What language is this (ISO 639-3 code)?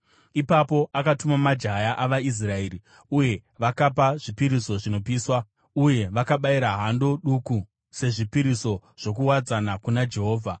sna